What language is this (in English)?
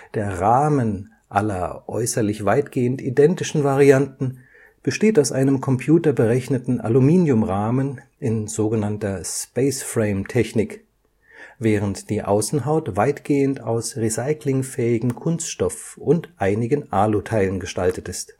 German